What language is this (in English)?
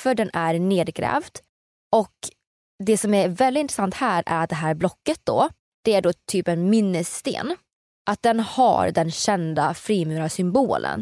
Swedish